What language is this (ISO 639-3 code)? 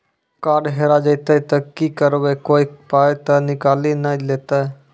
mai